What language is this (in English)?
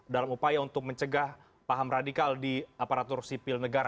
Indonesian